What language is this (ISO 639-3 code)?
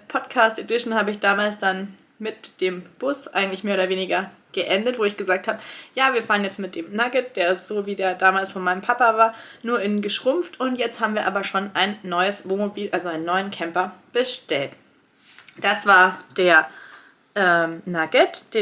deu